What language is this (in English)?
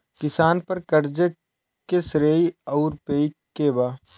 Bhojpuri